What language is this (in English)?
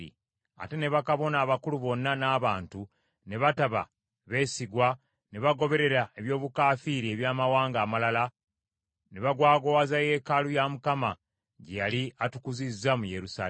Ganda